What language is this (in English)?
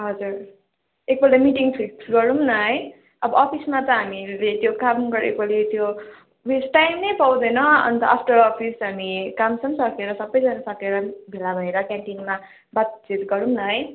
Nepali